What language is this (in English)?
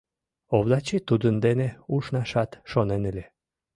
Mari